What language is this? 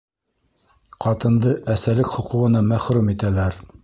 Bashkir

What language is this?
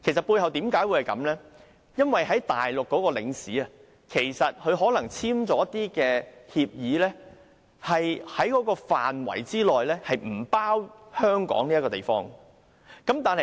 Cantonese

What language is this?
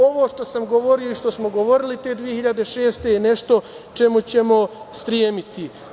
Serbian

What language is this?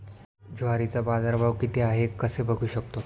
Marathi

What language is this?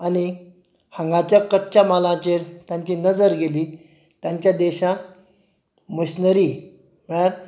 Konkani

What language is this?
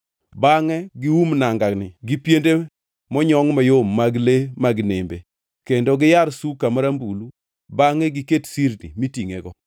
Luo (Kenya and Tanzania)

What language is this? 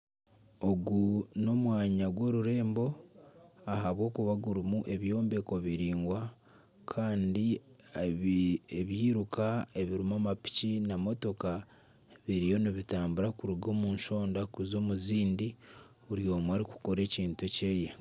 Nyankole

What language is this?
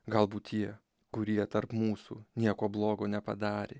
Lithuanian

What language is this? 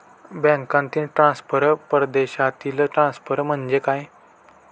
Marathi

